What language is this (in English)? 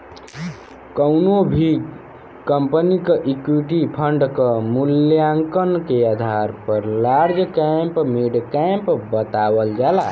Bhojpuri